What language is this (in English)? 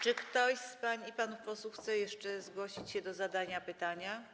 Polish